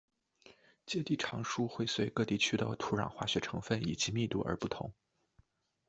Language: Chinese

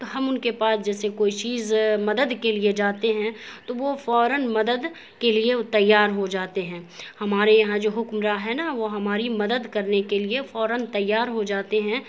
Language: Urdu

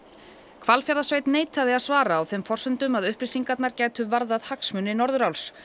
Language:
Icelandic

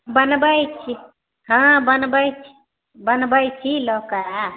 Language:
Maithili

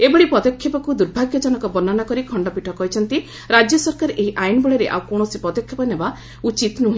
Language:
Odia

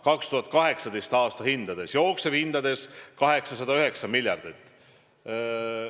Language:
Estonian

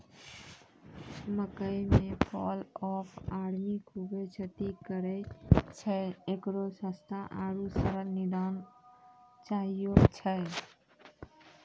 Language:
Maithili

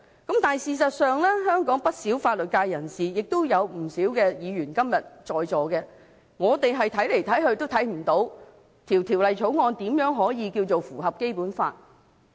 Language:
Cantonese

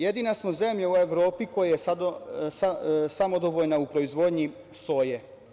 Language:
Serbian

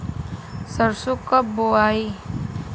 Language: Bhojpuri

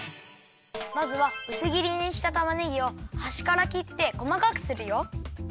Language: Japanese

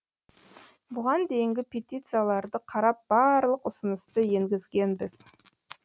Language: Kazakh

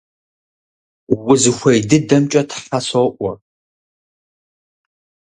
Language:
Kabardian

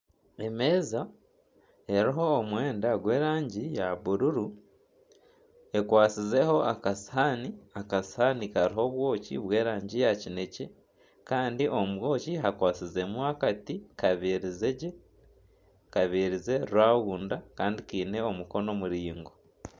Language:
Nyankole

